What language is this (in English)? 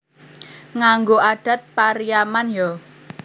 Javanese